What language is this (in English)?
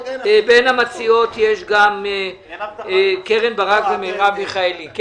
Hebrew